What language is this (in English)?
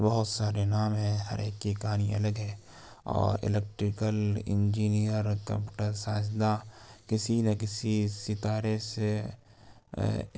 Urdu